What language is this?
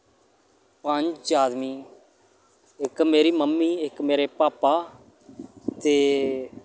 Dogri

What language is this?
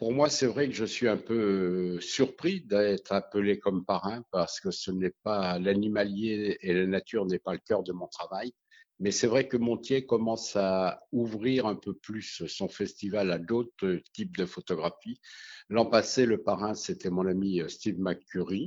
French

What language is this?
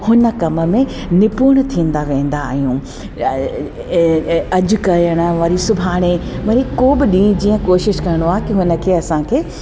Sindhi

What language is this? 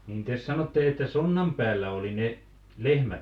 Finnish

